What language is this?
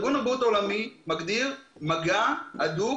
Hebrew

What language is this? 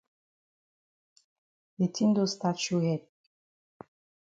Cameroon Pidgin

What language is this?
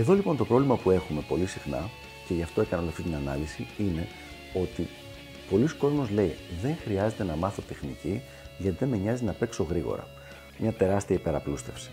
Greek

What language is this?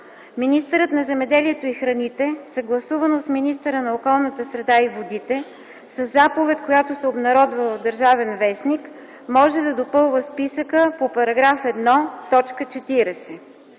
Bulgarian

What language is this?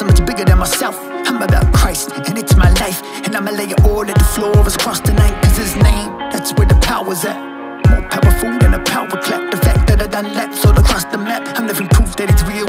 English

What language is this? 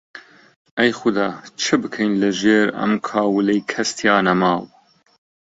Central Kurdish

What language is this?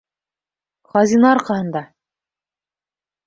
Bashkir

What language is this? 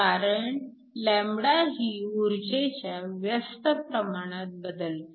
Marathi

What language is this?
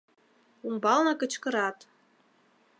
Mari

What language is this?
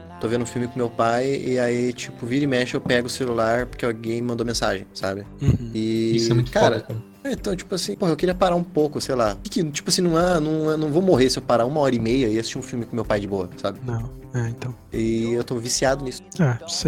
Portuguese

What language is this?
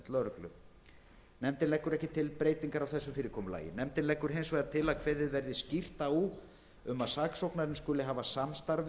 Icelandic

